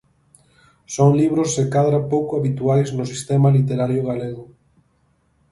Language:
Galician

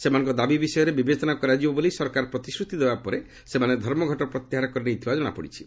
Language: Odia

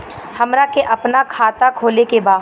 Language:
Bhojpuri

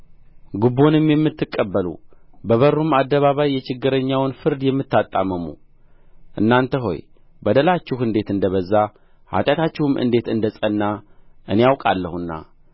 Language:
Amharic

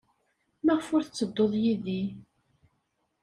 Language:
Kabyle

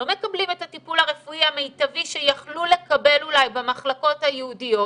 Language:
Hebrew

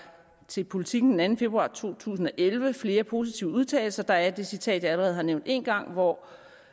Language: Danish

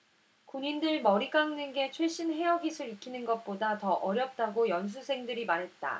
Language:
Korean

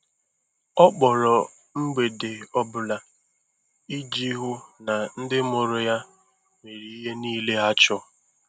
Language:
Igbo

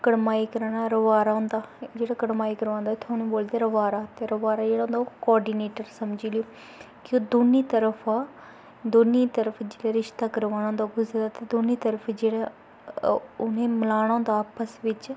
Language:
Dogri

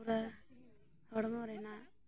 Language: Santali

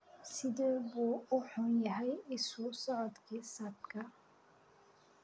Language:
Somali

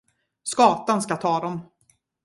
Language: Swedish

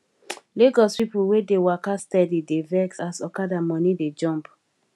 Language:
Nigerian Pidgin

